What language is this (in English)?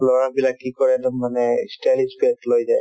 Assamese